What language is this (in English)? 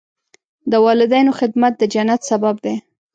Pashto